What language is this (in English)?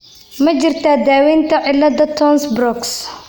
Somali